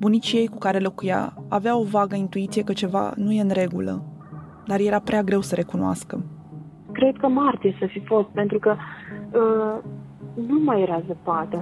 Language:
Romanian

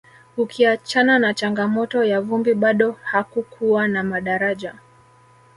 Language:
Swahili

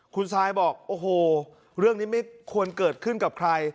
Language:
Thai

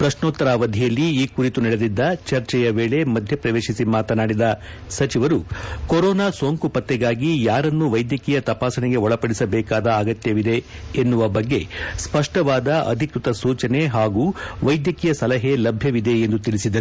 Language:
Kannada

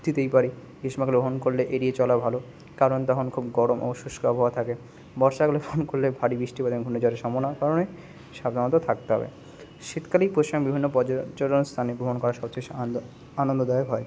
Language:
Bangla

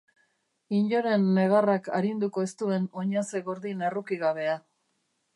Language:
Basque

